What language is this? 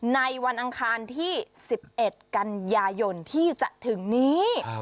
Thai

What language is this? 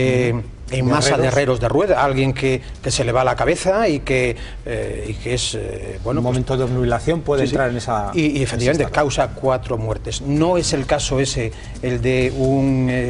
Spanish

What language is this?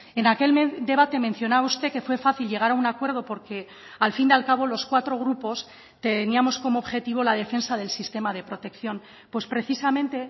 Spanish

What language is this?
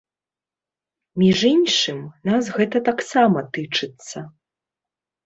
Belarusian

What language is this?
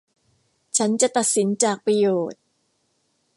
Thai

